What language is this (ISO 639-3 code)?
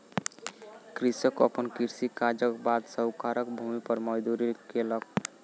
mai